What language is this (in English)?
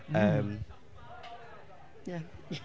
Welsh